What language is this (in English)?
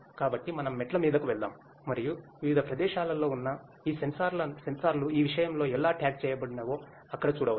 Telugu